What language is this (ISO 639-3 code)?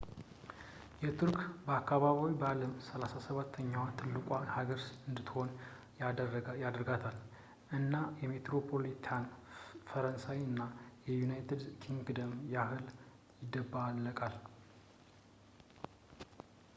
amh